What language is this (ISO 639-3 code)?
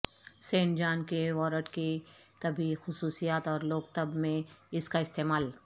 urd